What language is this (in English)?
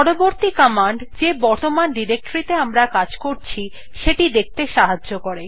Bangla